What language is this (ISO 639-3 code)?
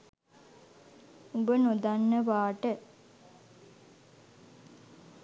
sin